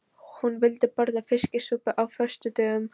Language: Icelandic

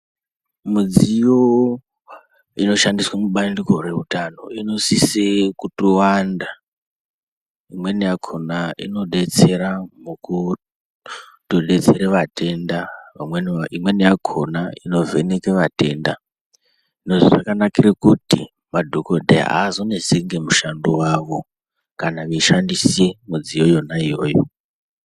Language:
Ndau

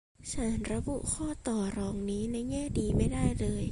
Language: Thai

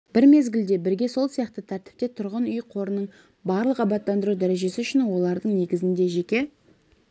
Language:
Kazakh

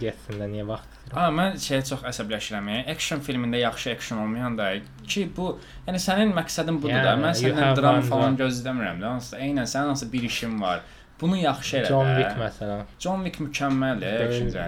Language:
Turkish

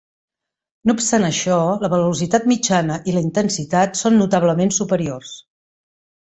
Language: Catalan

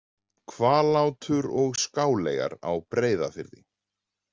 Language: Icelandic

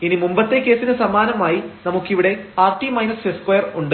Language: Malayalam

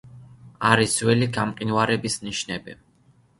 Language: Georgian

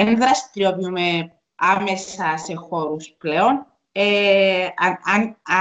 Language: Greek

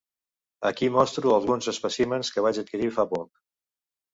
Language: Catalan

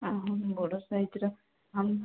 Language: Odia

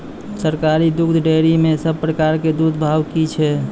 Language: Maithili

